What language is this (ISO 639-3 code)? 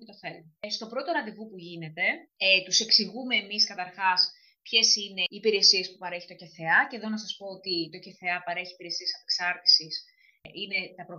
ell